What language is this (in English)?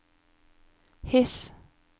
Norwegian